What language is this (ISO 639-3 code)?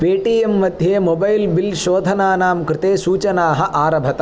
san